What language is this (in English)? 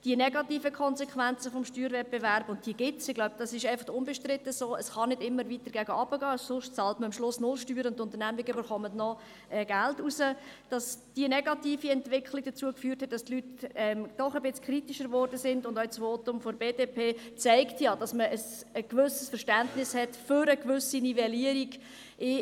Swiss German